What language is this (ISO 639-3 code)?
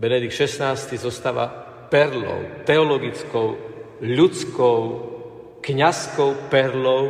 slk